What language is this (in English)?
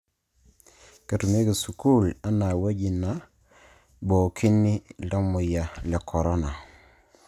Masai